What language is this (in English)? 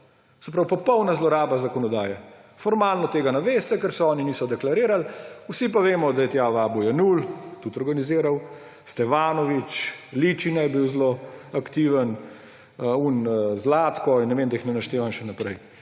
Slovenian